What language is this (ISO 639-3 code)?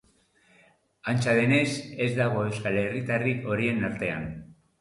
eus